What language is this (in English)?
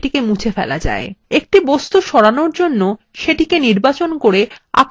Bangla